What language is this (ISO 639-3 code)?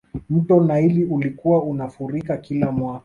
swa